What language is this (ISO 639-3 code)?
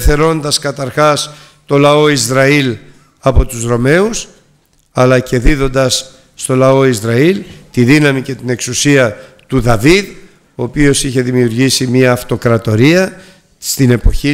ell